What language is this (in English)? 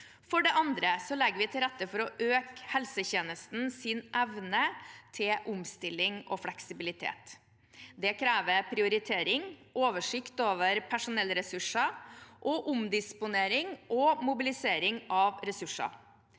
Norwegian